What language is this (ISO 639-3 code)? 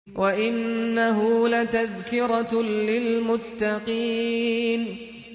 ara